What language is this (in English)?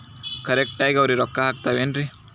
Kannada